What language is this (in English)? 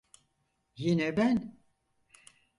Turkish